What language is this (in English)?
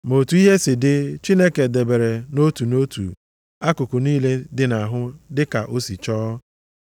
Igbo